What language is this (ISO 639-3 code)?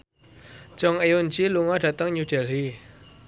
jav